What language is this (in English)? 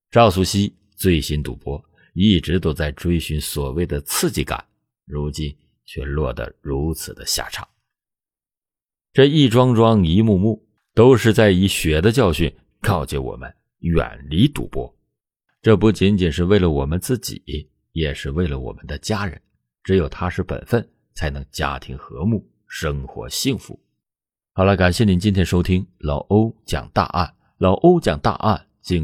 Chinese